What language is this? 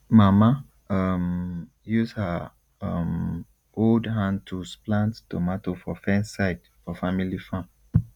Nigerian Pidgin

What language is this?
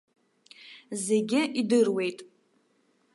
Abkhazian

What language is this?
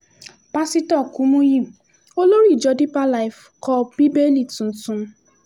Yoruba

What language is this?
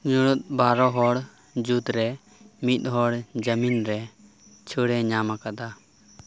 Santali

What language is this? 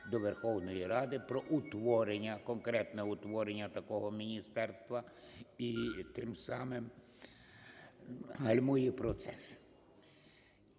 Ukrainian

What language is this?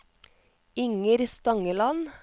Norwegian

